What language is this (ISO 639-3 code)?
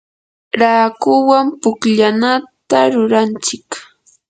qur